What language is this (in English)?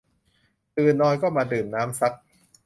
Thai